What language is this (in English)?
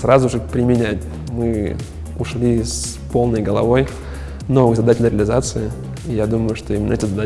Russian